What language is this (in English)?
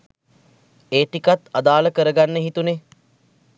Sinhala